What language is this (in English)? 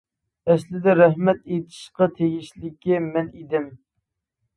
Uyghur